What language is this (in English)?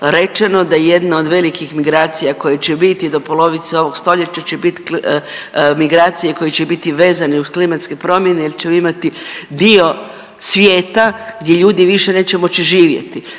Croatian